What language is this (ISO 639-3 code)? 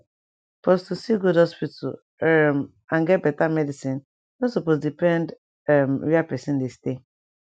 pcm